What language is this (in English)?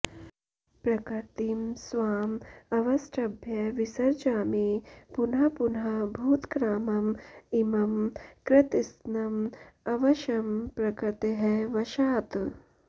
Sanskrit